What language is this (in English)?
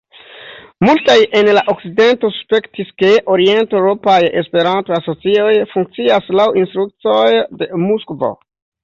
Esperanto